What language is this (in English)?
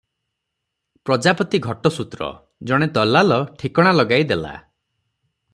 Odia